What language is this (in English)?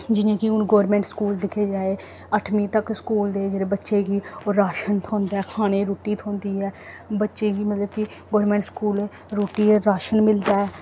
Dogri